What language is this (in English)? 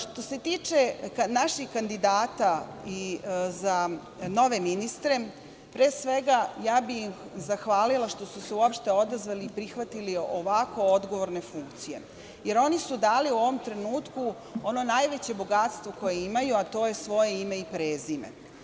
Serbian